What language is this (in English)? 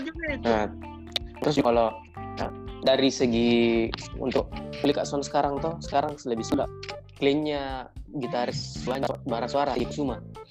Indonesian